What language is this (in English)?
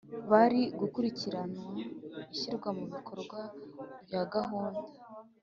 Kinyarwanda